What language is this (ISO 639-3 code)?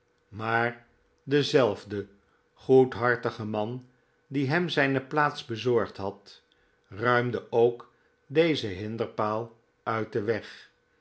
nld